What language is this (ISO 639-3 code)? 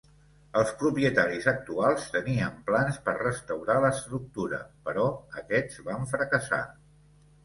cat